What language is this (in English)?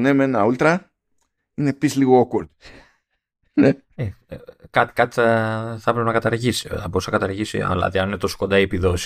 Greek